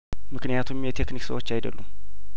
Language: Amharic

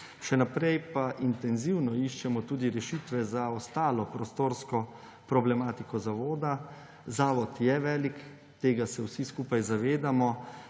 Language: Slovenian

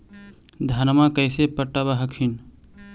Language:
Magahi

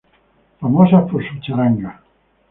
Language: Spanish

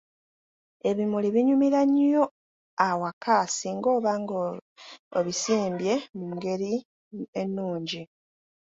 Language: Ganda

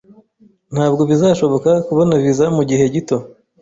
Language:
Kinyarwanda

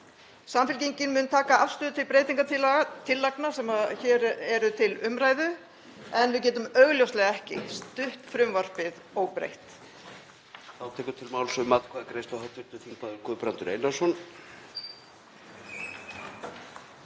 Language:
Icelandic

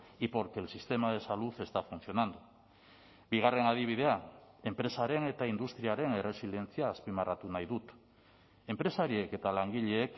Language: Basque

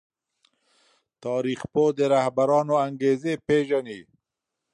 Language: Pashto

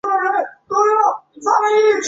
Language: Chinese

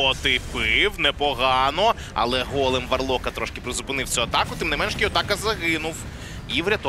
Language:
Ukrainian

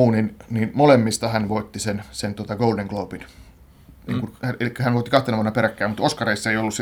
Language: Finnish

